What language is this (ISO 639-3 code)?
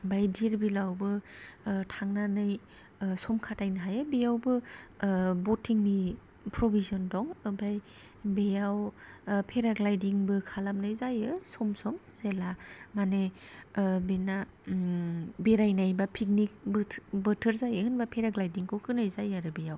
brx